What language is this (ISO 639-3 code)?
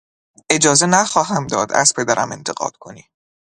fas